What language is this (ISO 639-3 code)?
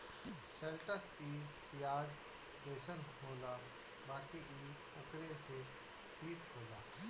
bho